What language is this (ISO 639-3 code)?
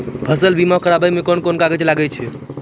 mai